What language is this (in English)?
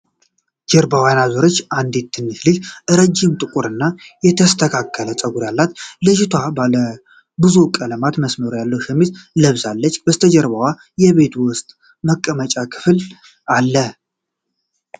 Amharic